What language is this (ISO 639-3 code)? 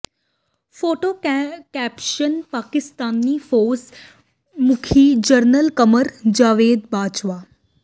pan